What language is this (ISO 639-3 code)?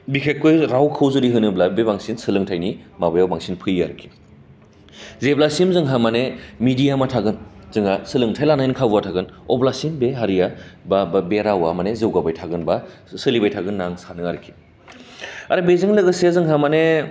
brx